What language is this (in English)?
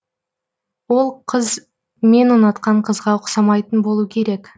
Kazakh